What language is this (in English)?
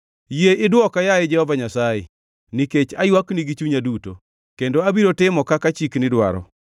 Luo (Kenya and Tanzania)